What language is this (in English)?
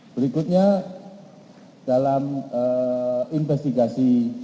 Indonesian